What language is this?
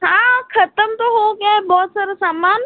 Hindi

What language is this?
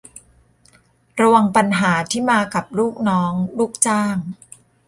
Thai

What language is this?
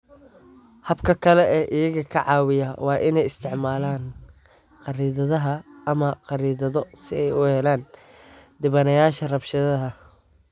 Somali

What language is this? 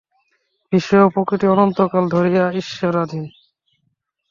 Bangla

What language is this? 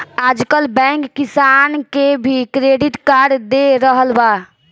Bhojpuri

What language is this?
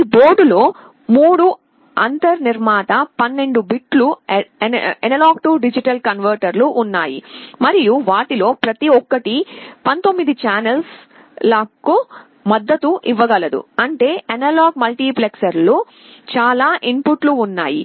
Telugu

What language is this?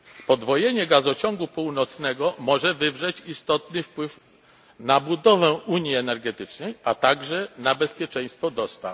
Polish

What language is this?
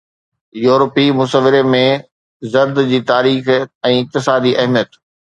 Sindhi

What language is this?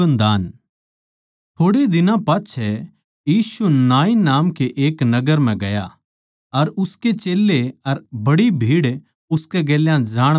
Haryanvi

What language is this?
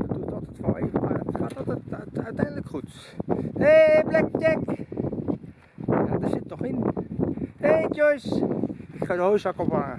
Dutch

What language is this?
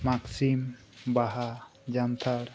Santali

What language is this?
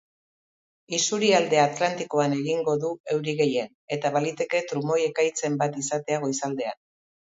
Basque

